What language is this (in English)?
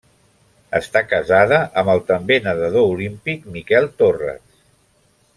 Catalan